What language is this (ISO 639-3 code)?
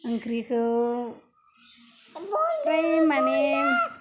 brx